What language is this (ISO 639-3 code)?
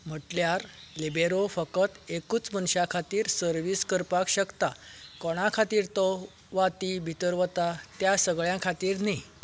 kok